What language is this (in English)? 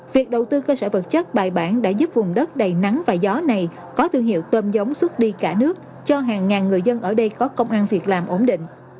Vietnamese